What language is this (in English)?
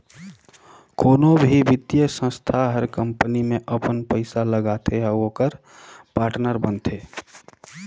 Chhattisgarhi